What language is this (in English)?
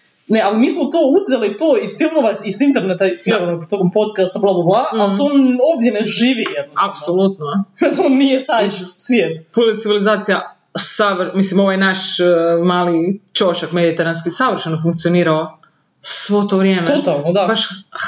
Croatian